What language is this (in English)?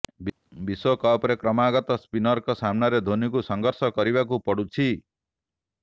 Odia